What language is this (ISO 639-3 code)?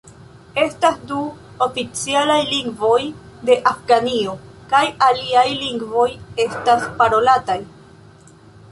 epo